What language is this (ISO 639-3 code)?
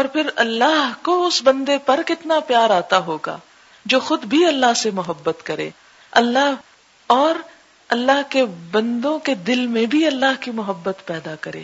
urd